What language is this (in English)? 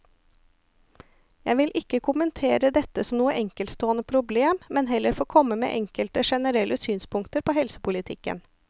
Norwegian